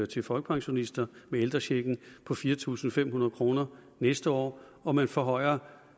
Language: Danish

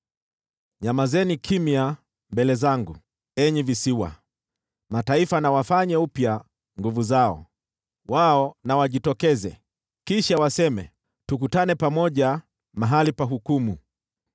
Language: Swahili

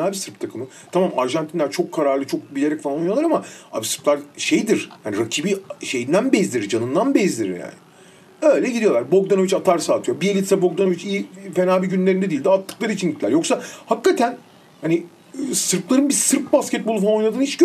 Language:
Turkish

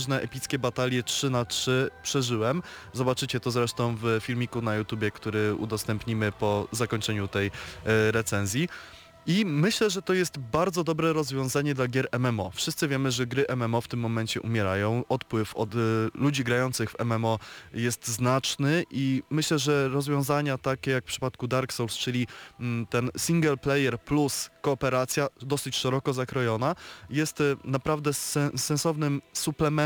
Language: Polish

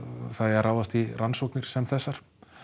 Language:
Icelandic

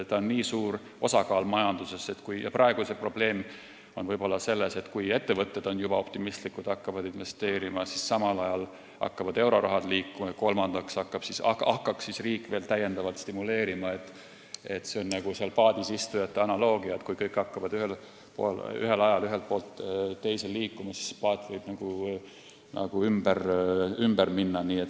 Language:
Estonian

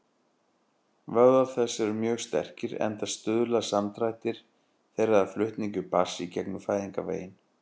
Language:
Icelandic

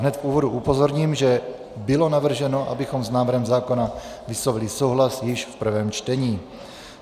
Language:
Czech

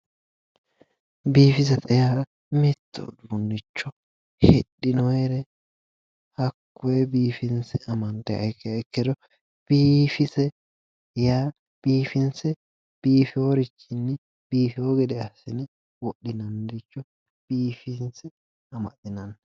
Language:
Sidamo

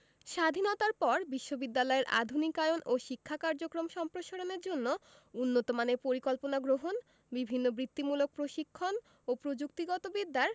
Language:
Bangla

